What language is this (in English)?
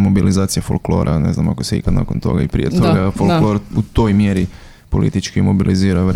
Croatian